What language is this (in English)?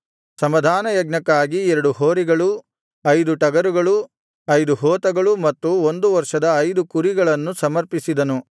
Kannada